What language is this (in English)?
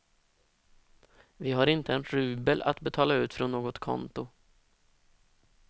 Swedish